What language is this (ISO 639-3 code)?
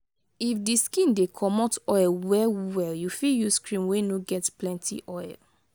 pcm